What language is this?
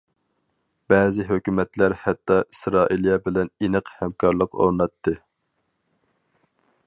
Uyghur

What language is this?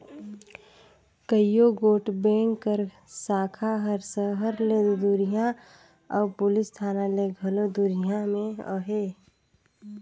Chhattisgarhi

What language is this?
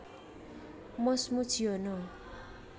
Javanese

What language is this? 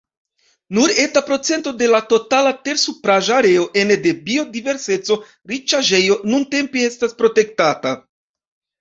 Esperanto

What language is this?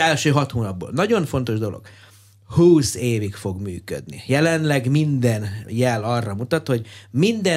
Hungarian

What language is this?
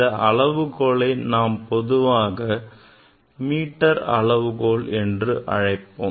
Tamil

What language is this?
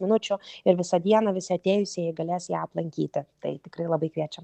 Lithuanian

